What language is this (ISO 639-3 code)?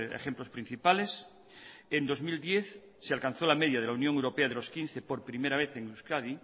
spa